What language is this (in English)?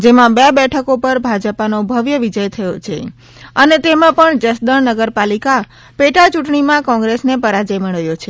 Gujarati